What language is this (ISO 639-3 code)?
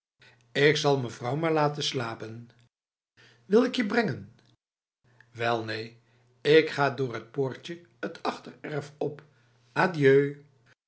nld